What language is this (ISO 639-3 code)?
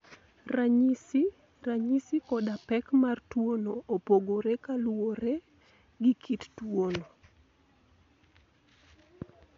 luo